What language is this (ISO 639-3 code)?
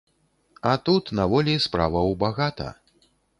bel